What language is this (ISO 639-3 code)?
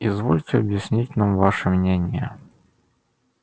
rus